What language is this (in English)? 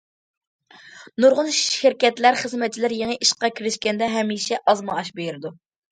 Uyghur